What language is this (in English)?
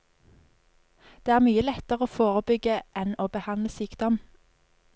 Norwegian